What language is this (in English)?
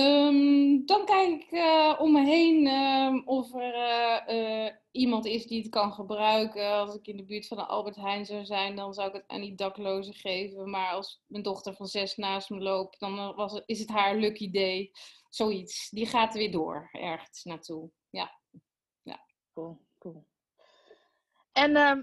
Dutch